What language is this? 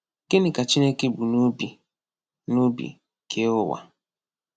Igbo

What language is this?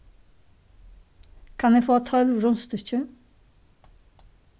Faroese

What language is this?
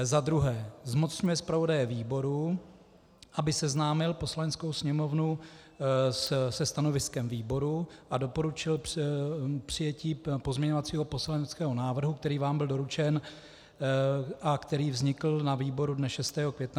Czech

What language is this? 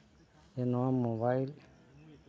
Santali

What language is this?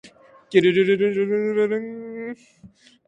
Japanese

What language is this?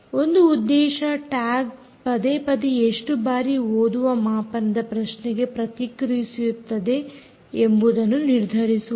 Kannada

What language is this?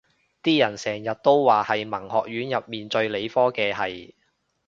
Cantonese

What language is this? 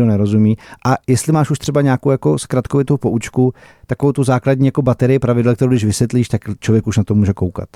Czech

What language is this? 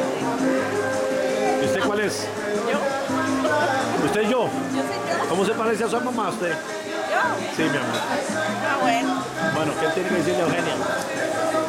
Spanish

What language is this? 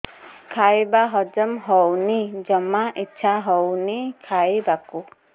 Odia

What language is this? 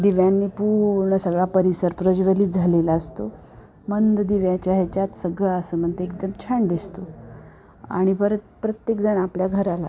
Marathi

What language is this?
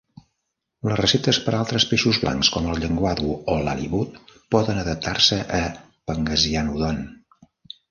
Catalan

